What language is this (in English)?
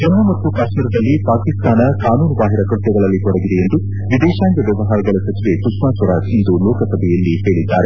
Kannada